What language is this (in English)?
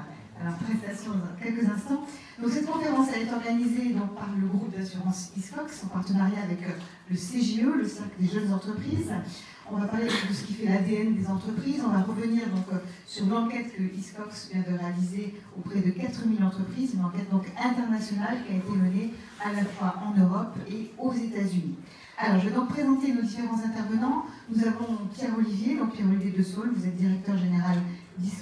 French